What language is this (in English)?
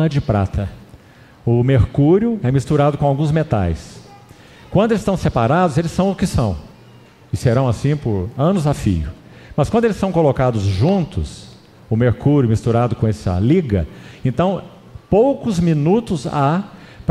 Portuguese